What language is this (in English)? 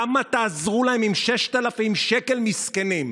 Hebrew